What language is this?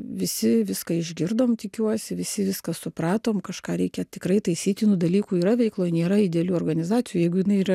Lithuanian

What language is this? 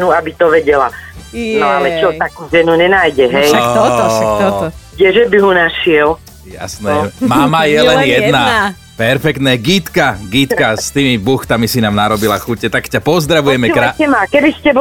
Slovak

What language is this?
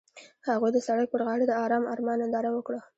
Pashto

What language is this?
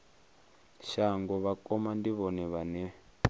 Venda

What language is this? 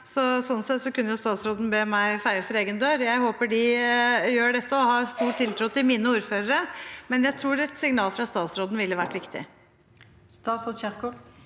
Norwegian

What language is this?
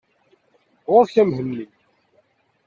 Kabyle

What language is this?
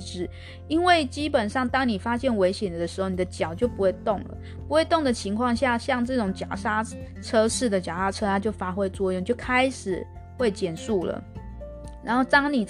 Chinese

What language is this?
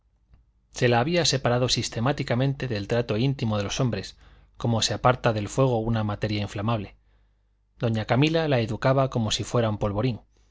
Spanish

